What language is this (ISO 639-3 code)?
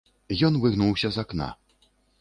bel